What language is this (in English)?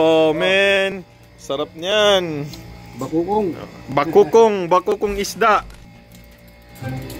Filipino